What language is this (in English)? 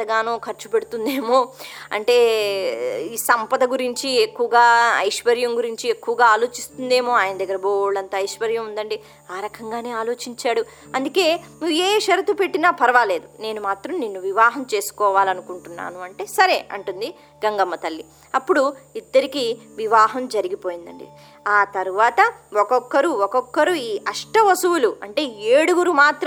Telugu